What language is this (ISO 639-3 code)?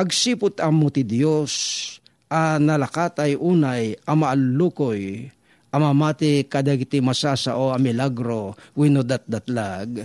fil